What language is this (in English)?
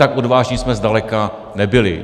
Czech